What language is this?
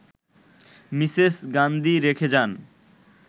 Bangla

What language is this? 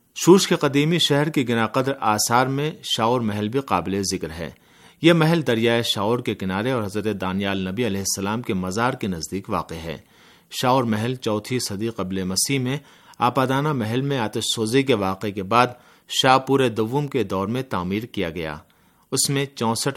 Urdu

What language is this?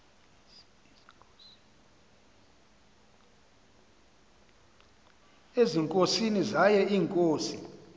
Xhosa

